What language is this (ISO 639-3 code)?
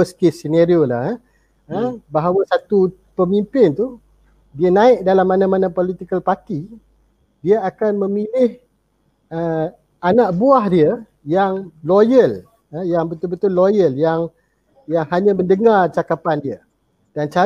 msa